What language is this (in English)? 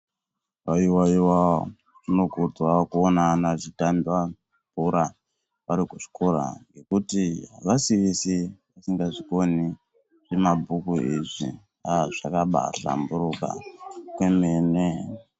Ndau